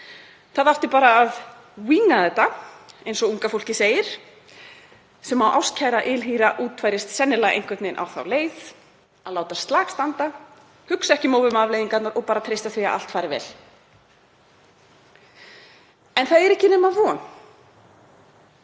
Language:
Icelandic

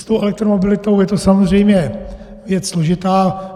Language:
Czech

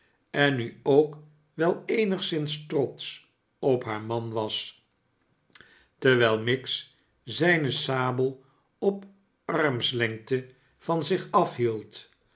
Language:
Dutch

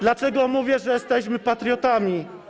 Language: Polish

